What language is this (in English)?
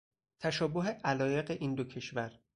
Persian